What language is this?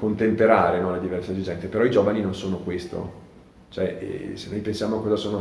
Italian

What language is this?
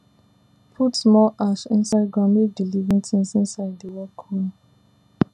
Nigerian Pidgin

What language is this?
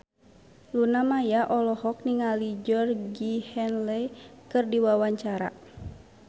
Sundanese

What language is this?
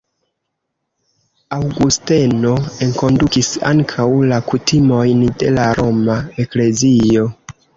Esperanto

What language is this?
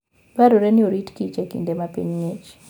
Luo (Kenya and Tanzania)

